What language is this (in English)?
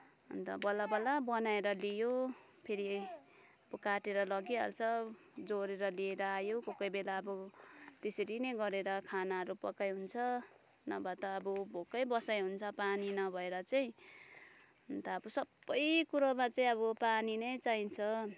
Nepali